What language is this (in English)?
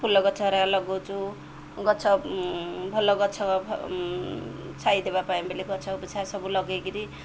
Odia